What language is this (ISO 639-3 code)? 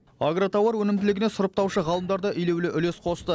kaz